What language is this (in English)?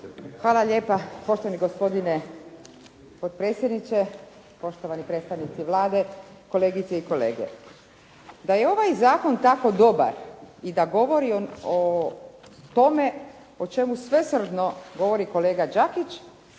Croatian